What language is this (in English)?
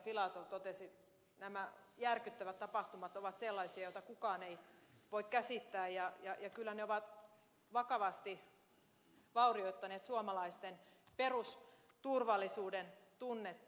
Finnish